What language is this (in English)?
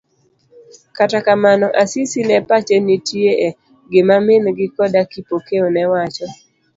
Luo (Kenya and Tanzania)